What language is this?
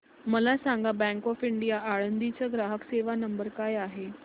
Marathi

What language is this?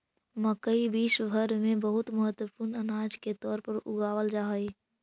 Magahi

